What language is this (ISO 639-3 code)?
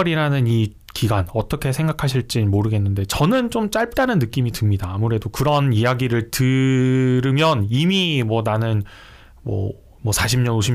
kor